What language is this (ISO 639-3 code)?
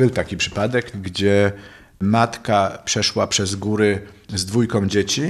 pol